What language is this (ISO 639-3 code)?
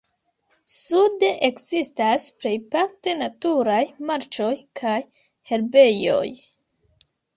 epo